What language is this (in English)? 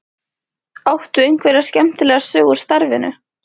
Icelandic